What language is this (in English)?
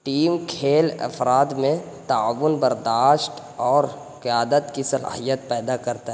Urdu